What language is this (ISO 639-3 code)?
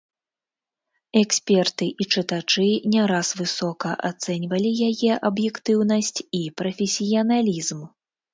bel